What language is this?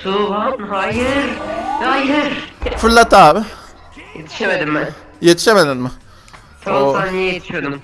Turkish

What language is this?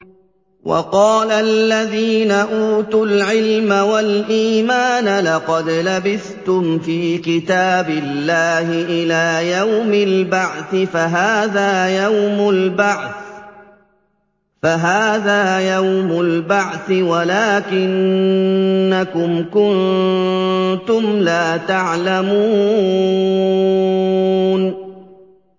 Arabic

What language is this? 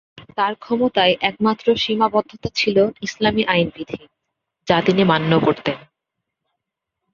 Bangla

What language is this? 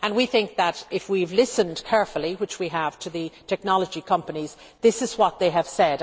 English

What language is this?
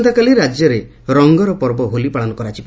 Odia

